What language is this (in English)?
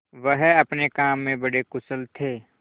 Hindi